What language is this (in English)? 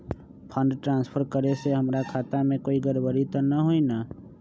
Magahi